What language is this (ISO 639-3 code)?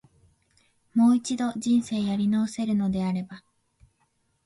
jpn